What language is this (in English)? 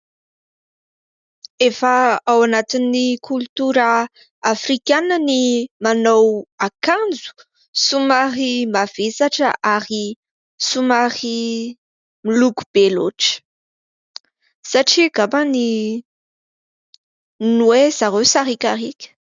Malagasy